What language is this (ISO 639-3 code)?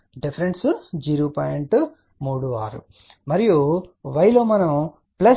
tel